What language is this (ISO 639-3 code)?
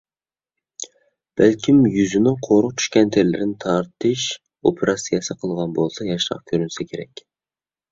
uig